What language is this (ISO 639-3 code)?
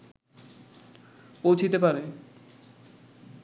ben